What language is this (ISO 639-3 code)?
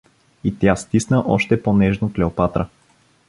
bul